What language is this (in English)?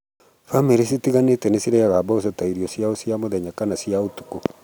Kikuyu